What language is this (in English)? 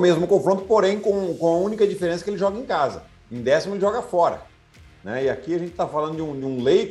Portuguese